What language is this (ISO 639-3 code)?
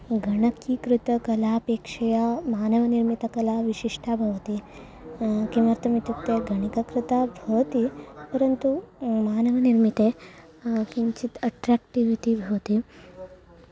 san